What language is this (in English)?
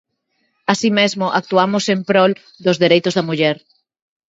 Galician